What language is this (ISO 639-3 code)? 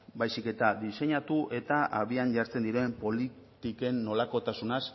eus